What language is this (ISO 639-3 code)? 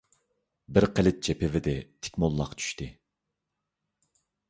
uig